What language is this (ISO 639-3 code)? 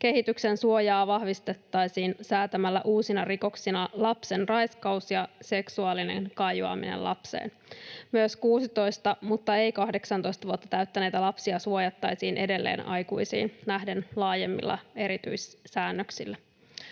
fin